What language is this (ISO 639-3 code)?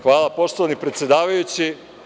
srp